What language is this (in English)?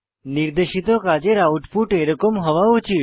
Bangla